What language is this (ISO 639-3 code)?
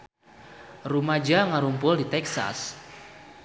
sun